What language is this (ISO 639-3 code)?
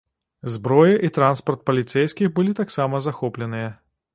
bel